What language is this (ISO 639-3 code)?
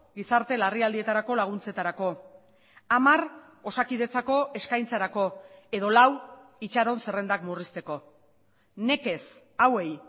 eus